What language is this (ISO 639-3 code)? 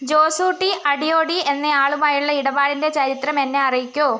mal